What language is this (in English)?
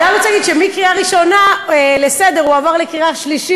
Hebrew